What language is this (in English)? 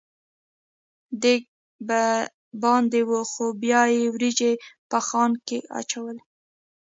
Pashto